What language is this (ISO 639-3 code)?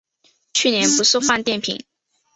zho